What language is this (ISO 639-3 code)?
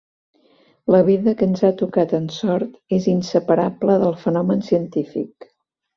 cat